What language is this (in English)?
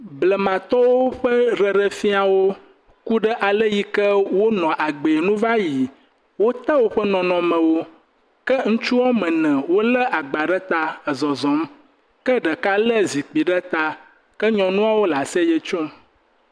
Ewe